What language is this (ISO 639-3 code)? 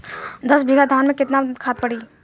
bho